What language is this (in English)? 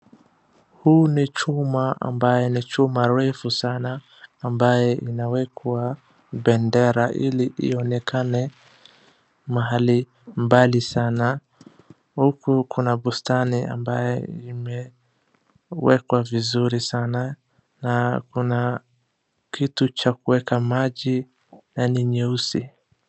Swahili